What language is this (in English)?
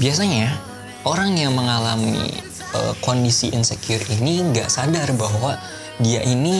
Indonesian